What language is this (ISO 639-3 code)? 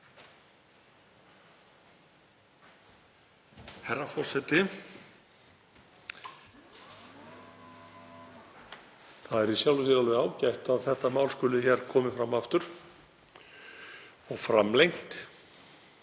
isl